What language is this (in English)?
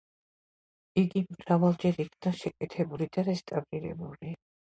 Georgian